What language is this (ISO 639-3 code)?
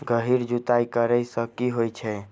mai